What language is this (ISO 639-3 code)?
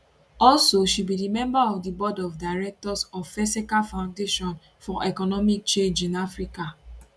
pcm